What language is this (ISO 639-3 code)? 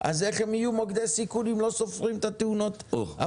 heb